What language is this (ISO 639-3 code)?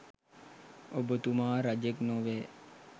sin